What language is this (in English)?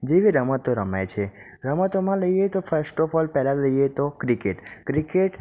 Gujarati